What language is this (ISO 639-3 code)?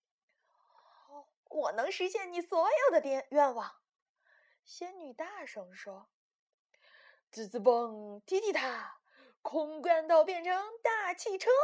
zho